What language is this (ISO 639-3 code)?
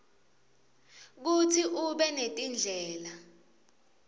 ssw